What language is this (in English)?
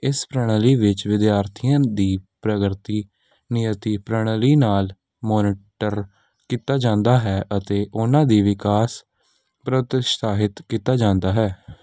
Punjabi